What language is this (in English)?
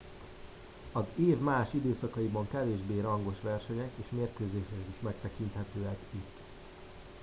Hungarian